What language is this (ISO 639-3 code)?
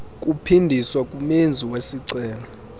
xho